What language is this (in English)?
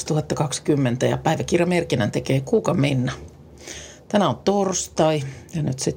Finnish